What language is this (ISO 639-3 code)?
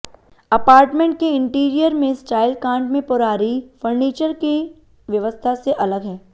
hin